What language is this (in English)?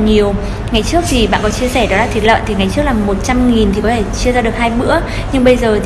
Vietnamese